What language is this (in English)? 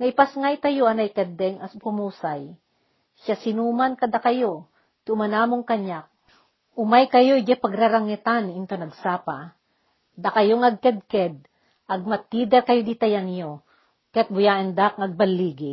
Filipino